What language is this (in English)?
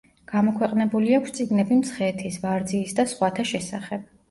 Georgian